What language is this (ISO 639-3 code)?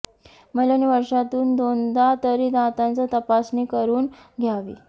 mar